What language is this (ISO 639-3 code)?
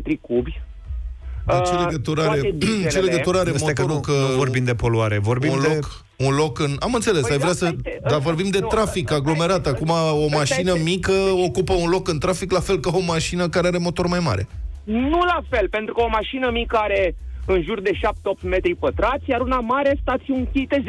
ron